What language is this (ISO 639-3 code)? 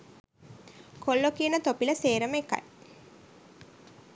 sin